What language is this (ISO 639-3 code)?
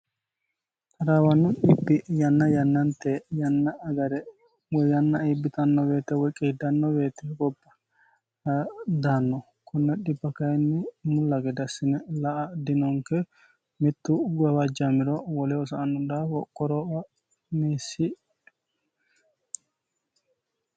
sid